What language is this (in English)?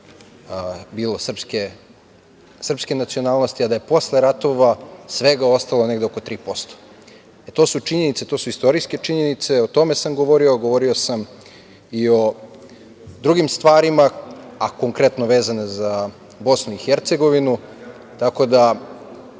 Serbian